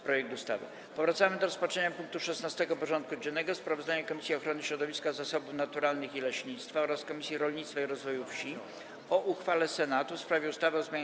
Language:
Polish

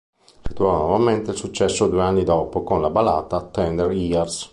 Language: Italian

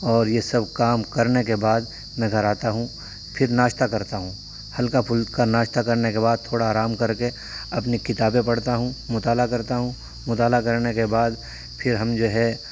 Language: Urdu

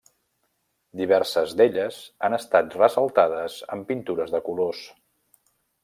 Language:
Catalan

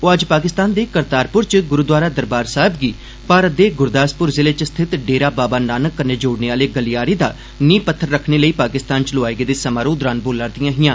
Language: Dogri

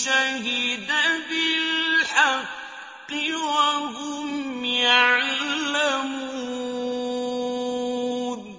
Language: Arabic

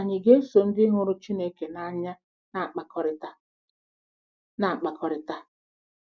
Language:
Igbo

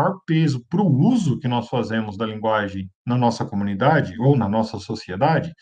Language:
Portuguese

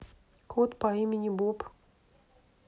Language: Russian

